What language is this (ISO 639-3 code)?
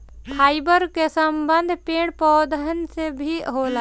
bho